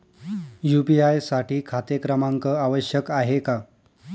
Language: Marathi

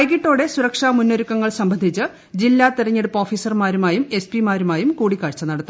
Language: Malayalam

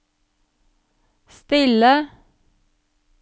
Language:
Norwegian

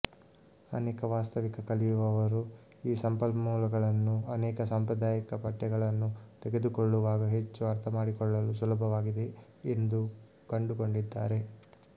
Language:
Kannada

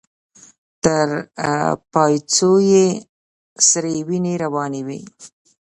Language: Pashto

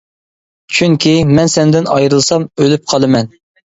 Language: Uyghur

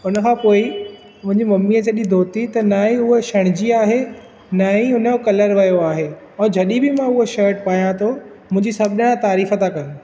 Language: Sindhi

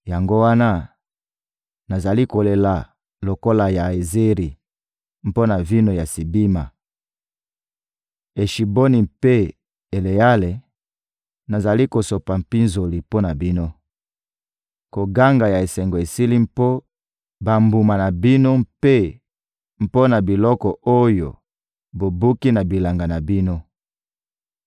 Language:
Lingala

